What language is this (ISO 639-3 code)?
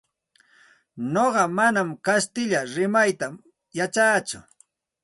qxt